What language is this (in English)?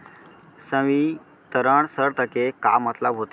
Chhattisgarhi